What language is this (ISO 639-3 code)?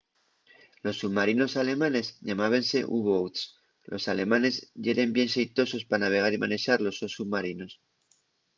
ast